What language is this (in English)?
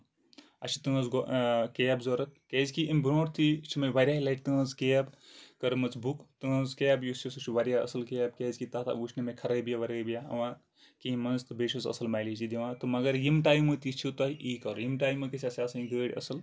Kashmiri